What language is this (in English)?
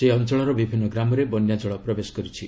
Odia